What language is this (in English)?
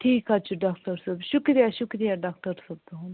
Kashmiri